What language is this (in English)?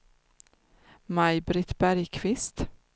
Swedish